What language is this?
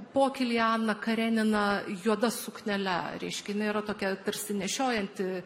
Lithuanian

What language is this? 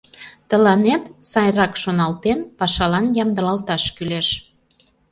Mari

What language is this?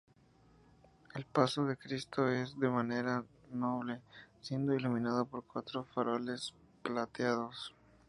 Spanish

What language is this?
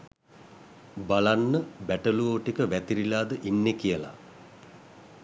Sinhala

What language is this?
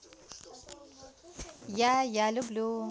Russian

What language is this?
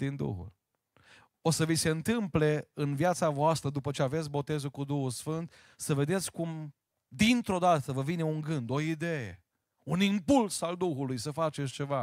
Romanian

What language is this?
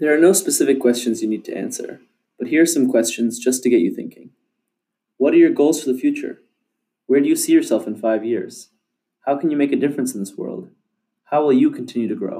English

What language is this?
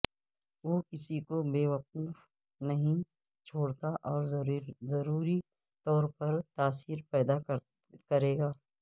Urdu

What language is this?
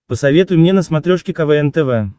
Russian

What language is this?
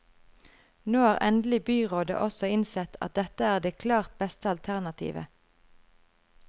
Norwegian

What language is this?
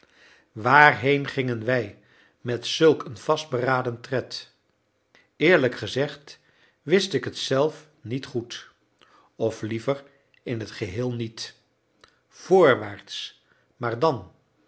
Dutch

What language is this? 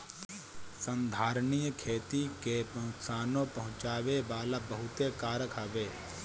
Bhojpuri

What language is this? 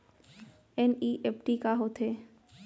Chhattisgarhi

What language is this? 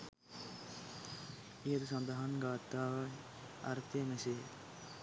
Sinhala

